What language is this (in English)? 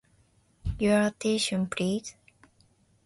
Japanese